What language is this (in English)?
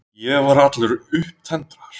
Icelandic